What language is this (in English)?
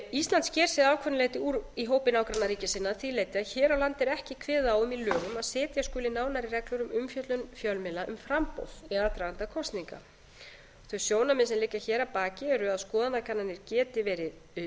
Icelandic